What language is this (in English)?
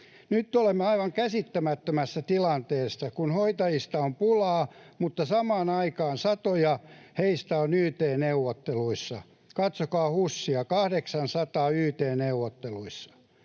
Finnish